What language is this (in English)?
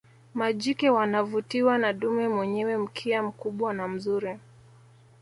Swahili